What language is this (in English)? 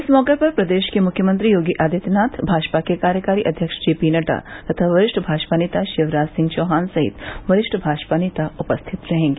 Hindi